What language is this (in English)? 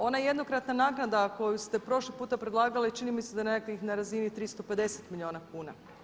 Croatian